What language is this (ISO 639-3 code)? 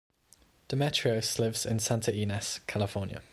eng